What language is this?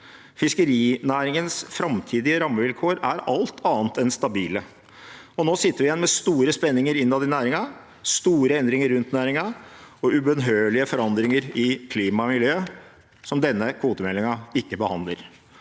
Norwegian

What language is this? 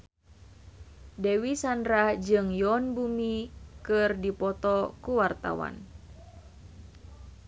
Sundanese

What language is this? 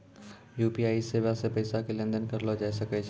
Maithili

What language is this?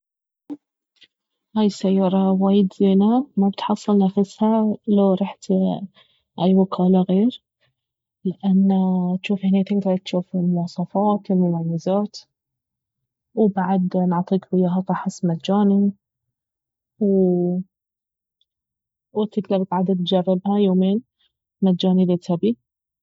Baharna Arabic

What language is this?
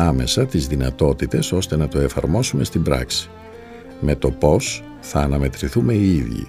Greek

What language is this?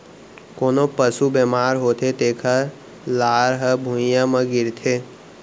Chhattisgarhi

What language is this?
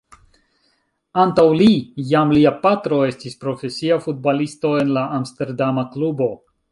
Esperanto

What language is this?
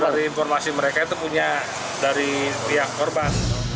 Indonesian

